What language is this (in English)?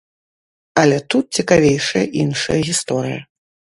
Belarusian